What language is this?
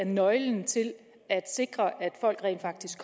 Danish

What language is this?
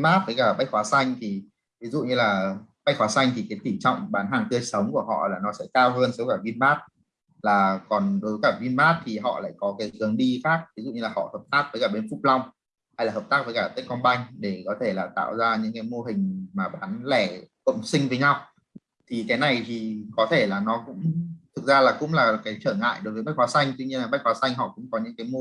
Vietnamese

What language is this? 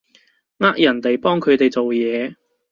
Cantonese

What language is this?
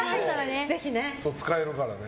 Japanese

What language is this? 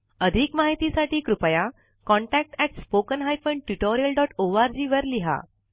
Marathi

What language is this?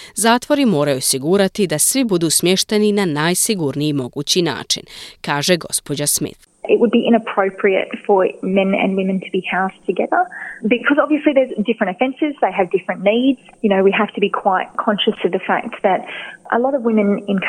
Croatian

